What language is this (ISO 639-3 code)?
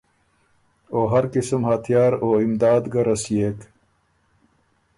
oru